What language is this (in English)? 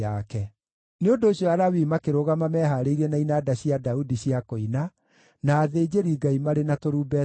Kikuyu